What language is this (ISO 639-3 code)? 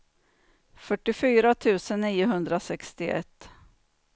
swe